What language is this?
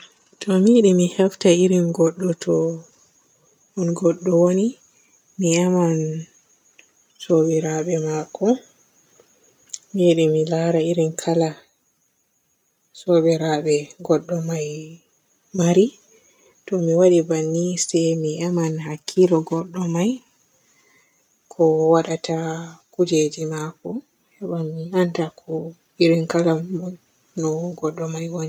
Borgu Fulfulde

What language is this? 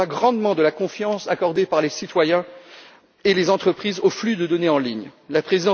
French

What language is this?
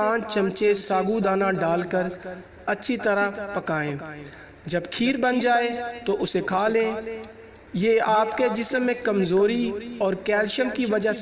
Dutch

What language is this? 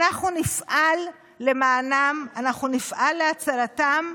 Hebrew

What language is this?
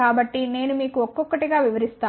Telugu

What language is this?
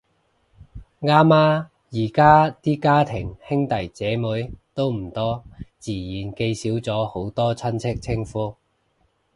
Cantonese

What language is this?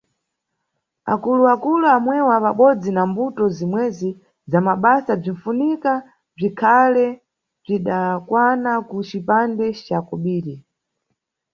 Nyungwe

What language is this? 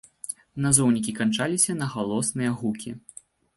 Belarusian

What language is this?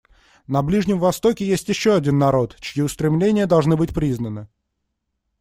Russian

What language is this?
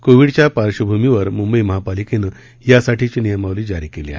Marathi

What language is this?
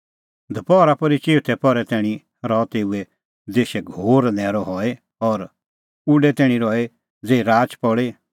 Kullu Pahari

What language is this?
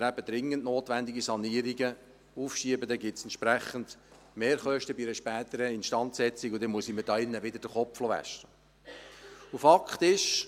Swiss German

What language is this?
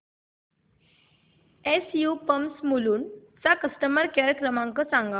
Marathi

